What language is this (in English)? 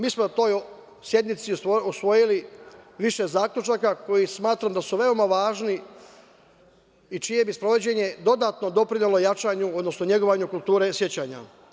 Serbian